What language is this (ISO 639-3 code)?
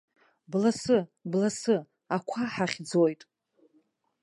abk